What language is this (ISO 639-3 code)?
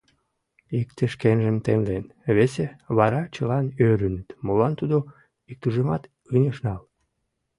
chm